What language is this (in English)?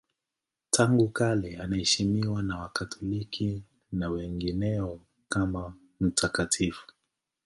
Swahili